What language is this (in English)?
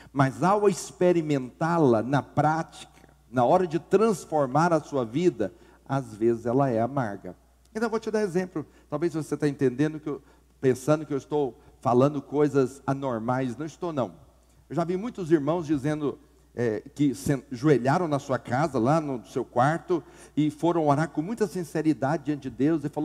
Portuguese